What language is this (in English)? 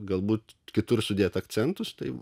Lithuanian